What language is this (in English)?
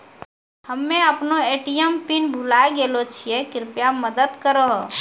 Maithili